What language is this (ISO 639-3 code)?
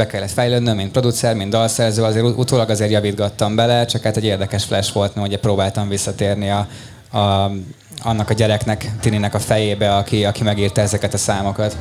hun